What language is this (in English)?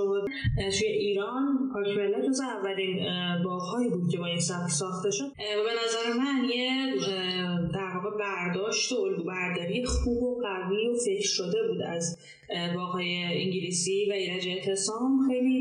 Persian